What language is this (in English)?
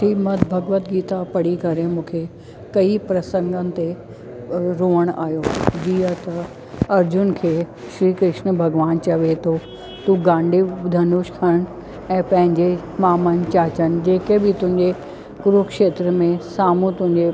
Sindhi